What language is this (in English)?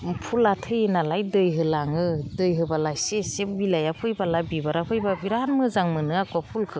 Bodo